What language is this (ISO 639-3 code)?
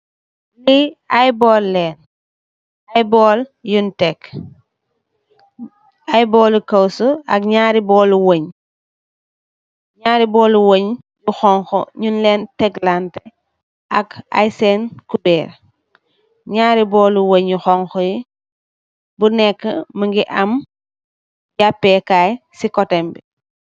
wol